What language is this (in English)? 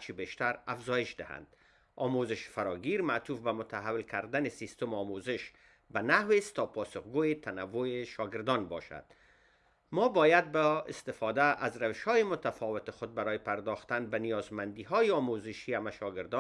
Persian